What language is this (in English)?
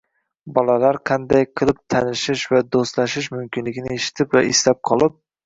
Uzbek